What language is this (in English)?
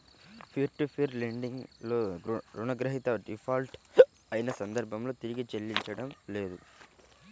Telugu